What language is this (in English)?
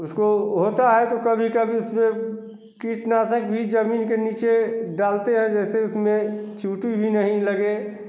Hindi